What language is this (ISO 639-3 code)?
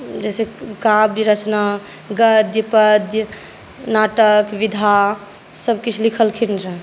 mai